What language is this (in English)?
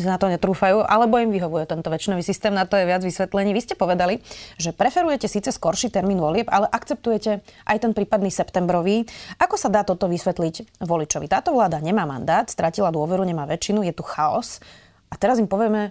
Slovak